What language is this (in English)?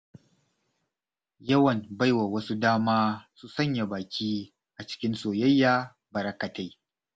Hausa